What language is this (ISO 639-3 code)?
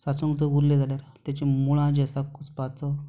kok